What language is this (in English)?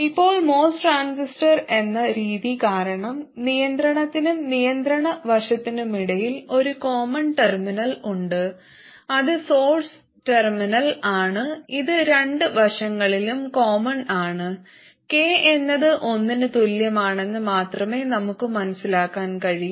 Malayalam